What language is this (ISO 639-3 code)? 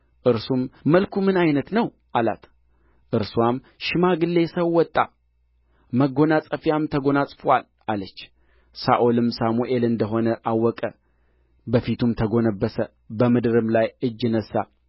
amh